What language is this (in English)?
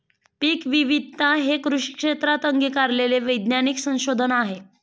Marathi